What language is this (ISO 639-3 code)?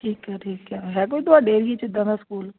pan